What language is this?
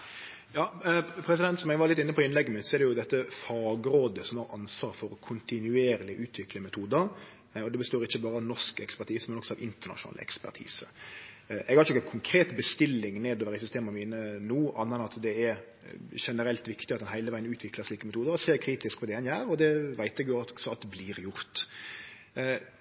Norwegian Nynorsk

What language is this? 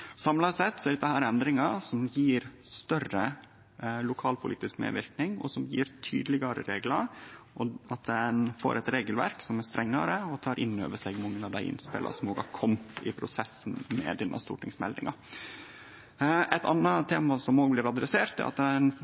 Norwegian Nynorsk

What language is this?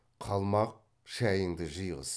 Kazakh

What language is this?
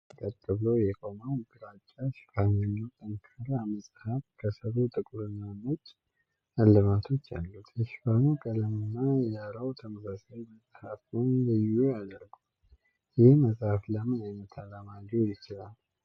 Amharic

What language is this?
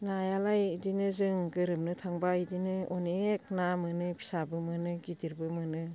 Bodo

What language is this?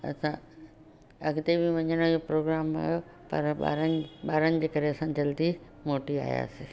Sindhi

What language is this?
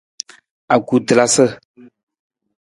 Nawdm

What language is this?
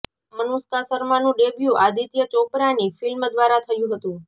Gujarati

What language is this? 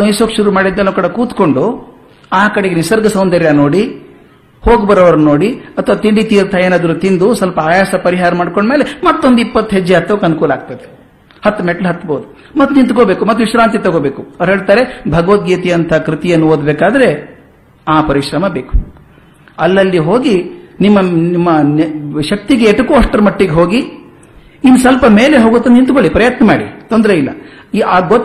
Kannada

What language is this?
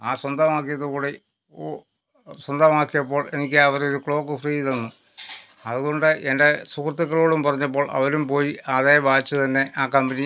Malayalam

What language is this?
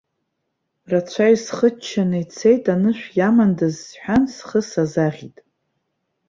Abkhazian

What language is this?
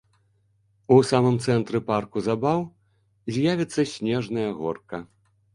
Belarusian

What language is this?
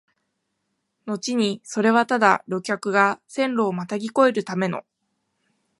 Japanese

